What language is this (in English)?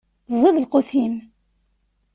Kabyle